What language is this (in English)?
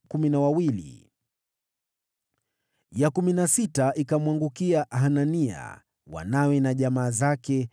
Swahili